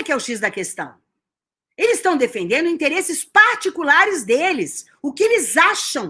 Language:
Portuguese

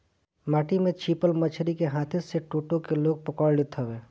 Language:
Bhojpuri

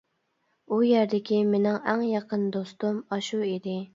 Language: Uyghur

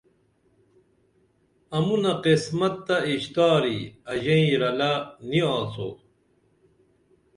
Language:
Dameli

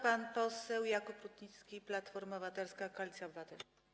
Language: Polish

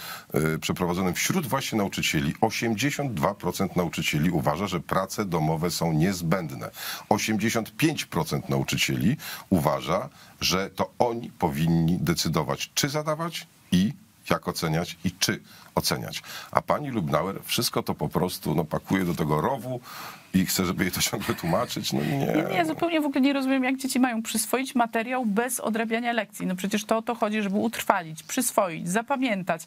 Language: Polish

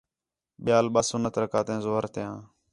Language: Khetrani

